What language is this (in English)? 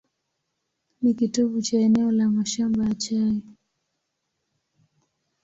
Swahili